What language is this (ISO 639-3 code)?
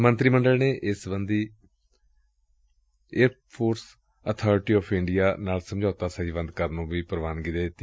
pan